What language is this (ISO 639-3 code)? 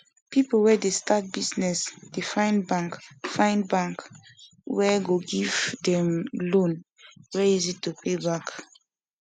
pcm